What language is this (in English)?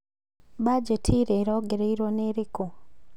Kikuyu